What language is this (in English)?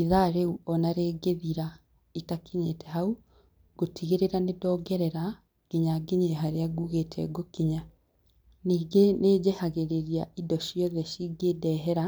Kikuyu